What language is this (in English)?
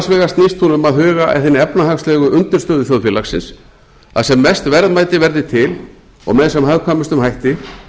Icelandic